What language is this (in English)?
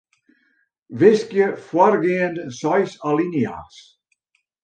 Western Frisian